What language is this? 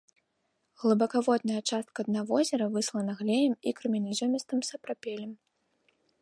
Belarusian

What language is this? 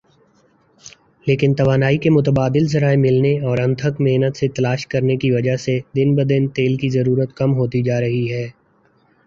Urdu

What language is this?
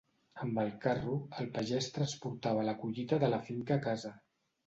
Catalan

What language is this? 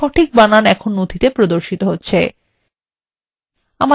Bangla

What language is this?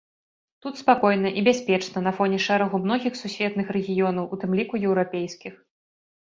Belarusian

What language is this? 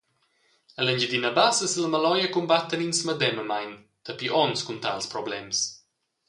Romansh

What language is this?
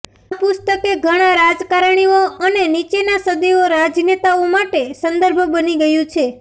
Gujarati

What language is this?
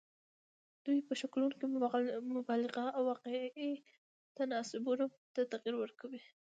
Pashto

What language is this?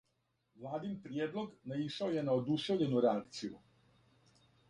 Serbian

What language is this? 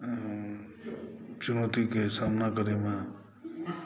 Maithili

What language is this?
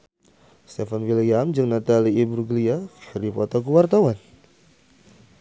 Sundanese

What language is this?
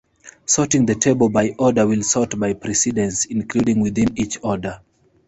English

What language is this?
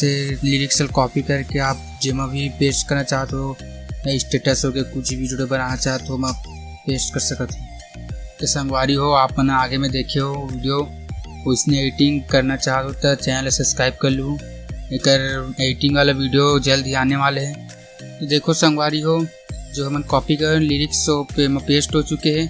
Hindi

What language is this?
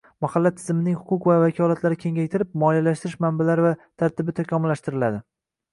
Uzbek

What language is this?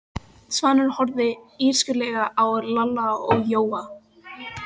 Icelandic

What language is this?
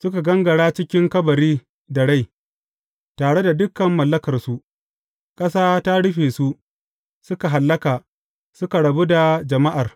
Hausa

